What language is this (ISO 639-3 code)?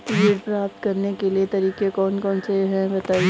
hin